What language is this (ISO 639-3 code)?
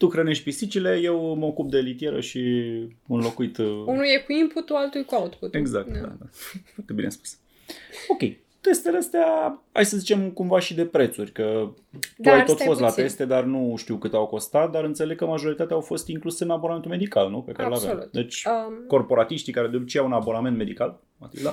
ron